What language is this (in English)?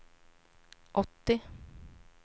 Swedish